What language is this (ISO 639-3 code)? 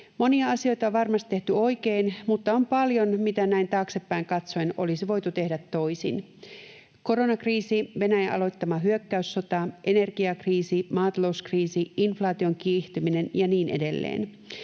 fin